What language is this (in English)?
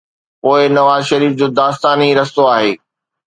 Sindhi